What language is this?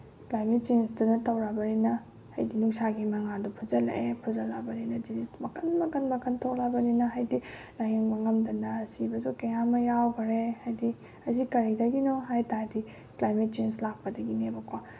Manipuri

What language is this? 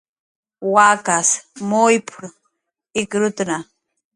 Jaqaru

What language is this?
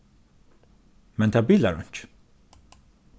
Faroese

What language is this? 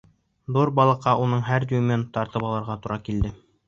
Bashkir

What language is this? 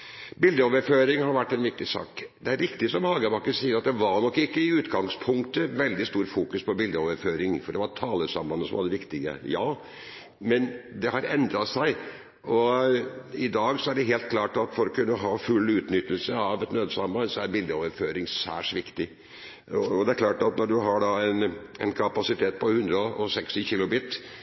Norwegian Bokmål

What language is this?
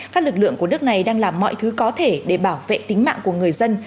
Vietnamese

